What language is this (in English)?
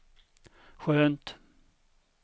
Swedish